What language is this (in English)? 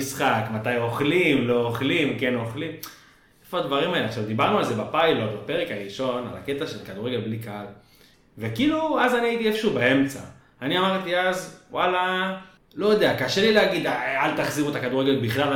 Hebrew